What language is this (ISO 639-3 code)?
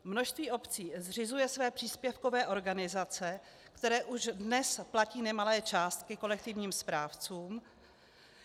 ces